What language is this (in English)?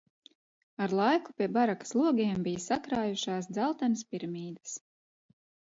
Latvian